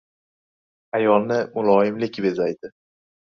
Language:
Uzbek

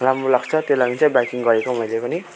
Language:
Nepali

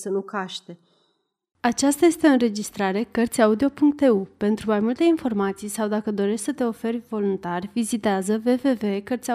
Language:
Romanian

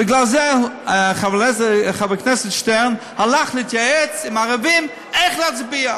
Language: Hebrew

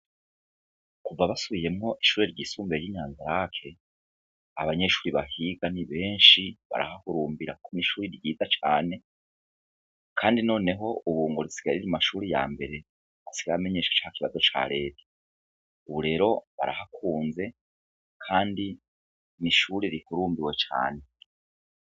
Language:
Rundi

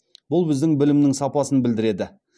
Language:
Kazakh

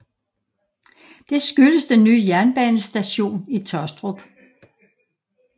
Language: Danish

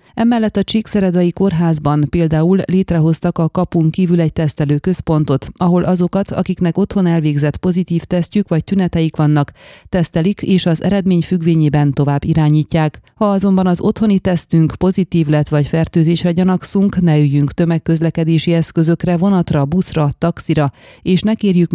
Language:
Hungarian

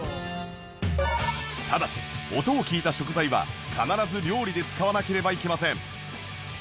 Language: Japanese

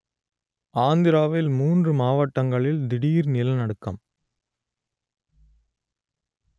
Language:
Tamil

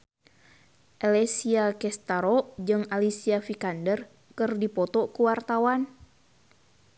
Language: Sundanese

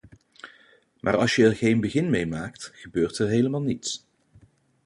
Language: Dutch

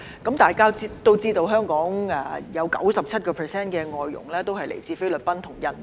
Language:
Cantonese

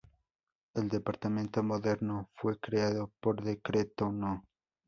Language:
Spanish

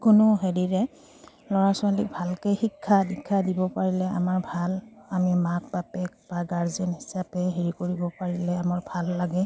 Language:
Assamese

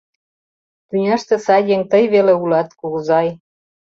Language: Mari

